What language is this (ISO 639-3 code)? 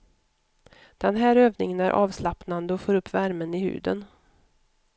swe